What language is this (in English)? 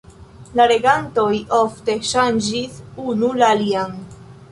Esperanto